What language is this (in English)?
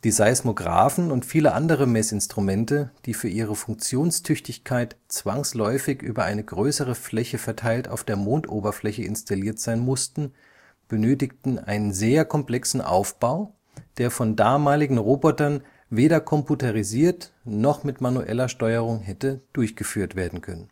German